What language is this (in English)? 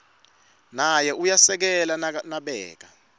Swati